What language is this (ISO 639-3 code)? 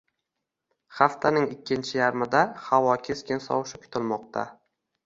uzb